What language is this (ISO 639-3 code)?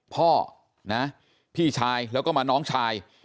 tha